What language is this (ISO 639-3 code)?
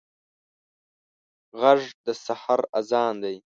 pus